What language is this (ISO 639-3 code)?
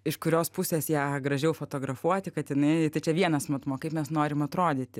lit